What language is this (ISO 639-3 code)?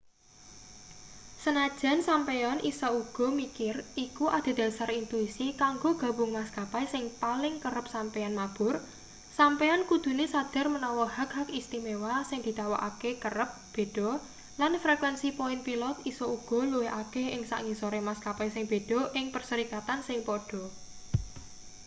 jav